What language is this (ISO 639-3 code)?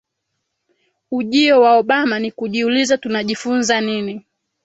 swa